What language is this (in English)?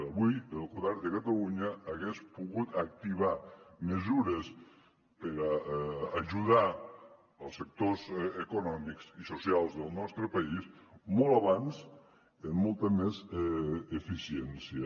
Catalan